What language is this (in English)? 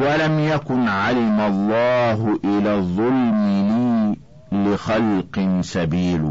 Arabic